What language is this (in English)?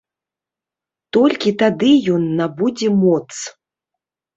Belarusian